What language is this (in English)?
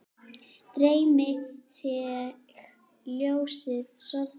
Icelandic